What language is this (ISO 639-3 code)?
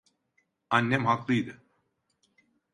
tur